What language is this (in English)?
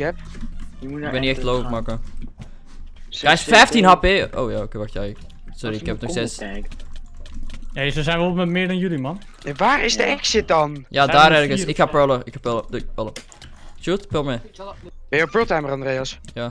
Dutch